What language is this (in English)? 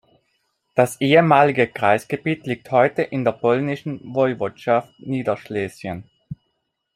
German